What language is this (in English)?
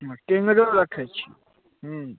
Maithili